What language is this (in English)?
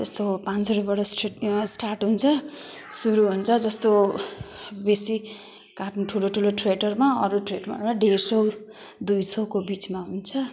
Nepali